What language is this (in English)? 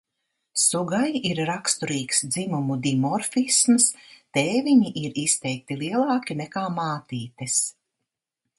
Latvian